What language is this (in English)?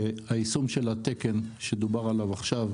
Hebrew